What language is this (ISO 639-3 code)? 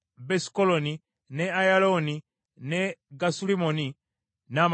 lug